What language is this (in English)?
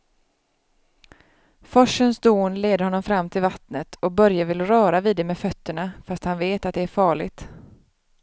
Swedish